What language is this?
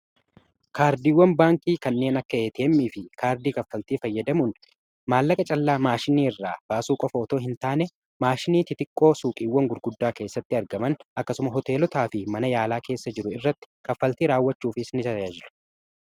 Oromo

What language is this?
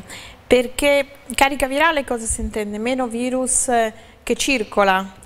Italian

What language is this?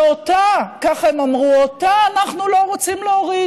Hebrew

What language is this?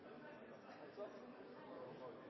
Norwegian Nynorsk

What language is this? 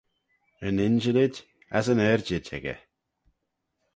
Manx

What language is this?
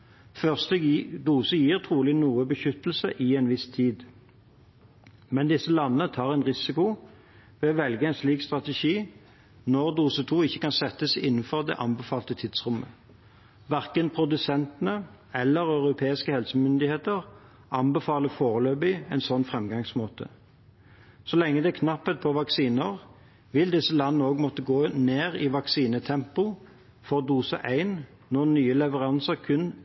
Norwegian Bokmål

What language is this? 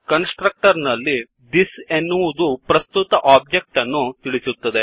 Kannada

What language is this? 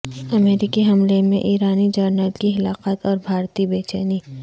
Urdu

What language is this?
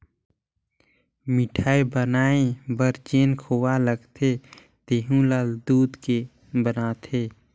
Chhattisgarhi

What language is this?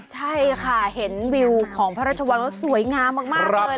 Thai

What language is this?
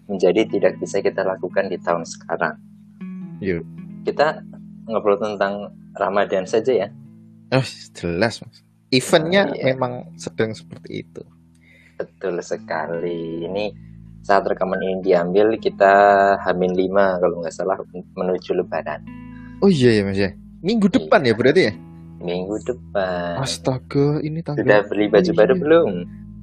Indonesian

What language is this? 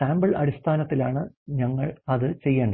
Malayalam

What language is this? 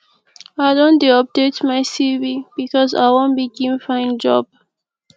Nigerian Pidgin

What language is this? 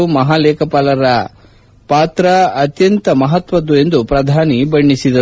Kannada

